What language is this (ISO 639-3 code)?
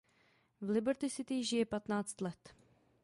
ces